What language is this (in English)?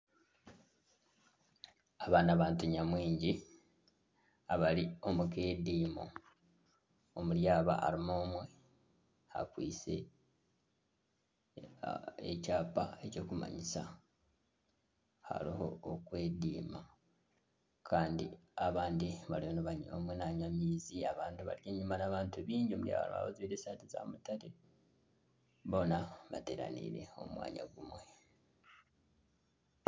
Nyankole